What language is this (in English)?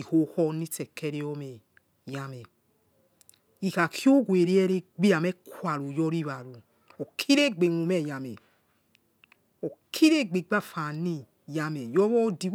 Yekhee